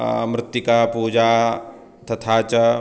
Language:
Sanskrit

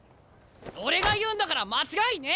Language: Japanese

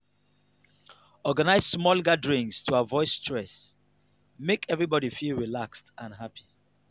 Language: Nigerian Pidgin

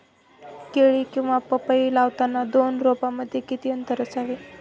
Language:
Marathi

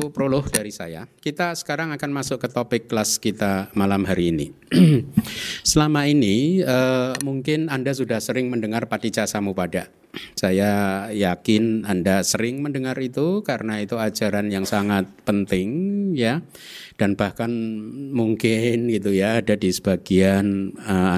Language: Indonesian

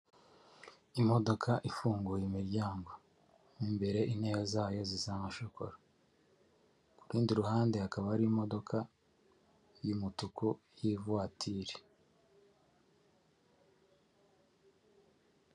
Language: Kinyarwanda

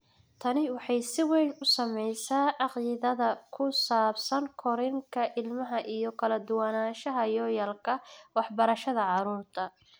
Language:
Somali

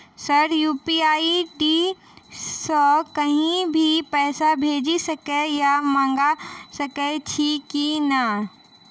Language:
Maithili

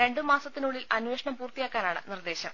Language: Malayalam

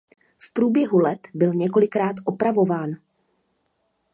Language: Czech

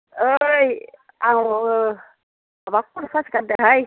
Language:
Bodo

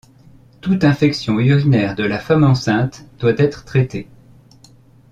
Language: French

